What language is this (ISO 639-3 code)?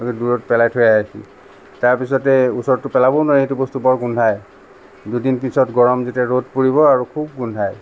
asm